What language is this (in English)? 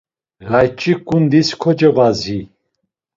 Laz